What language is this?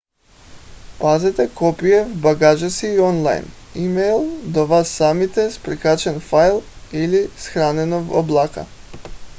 Bulgarian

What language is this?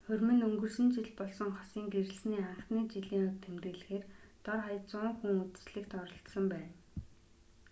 Mongolian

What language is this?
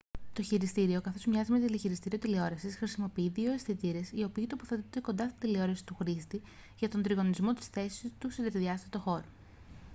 Greek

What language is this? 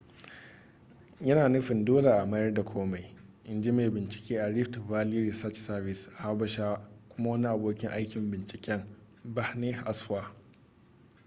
Hausa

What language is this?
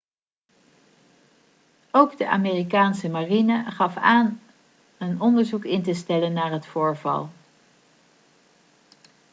Dutch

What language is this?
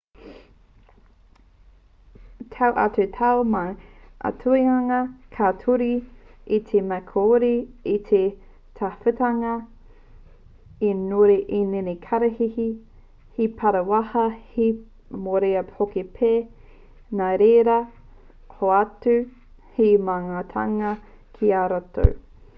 Māori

